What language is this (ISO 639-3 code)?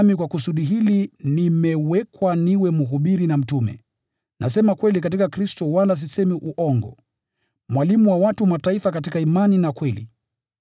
swa